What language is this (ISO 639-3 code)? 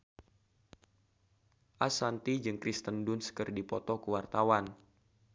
sun